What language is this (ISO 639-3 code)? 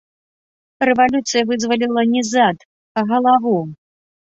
bel